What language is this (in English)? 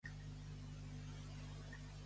Catalan